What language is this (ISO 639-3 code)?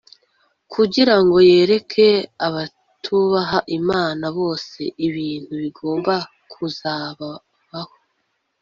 kin